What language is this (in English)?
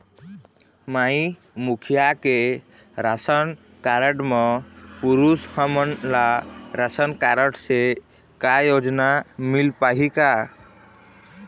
Chhattisgarhi